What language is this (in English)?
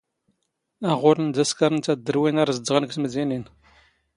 Standard Moroccan Tamazight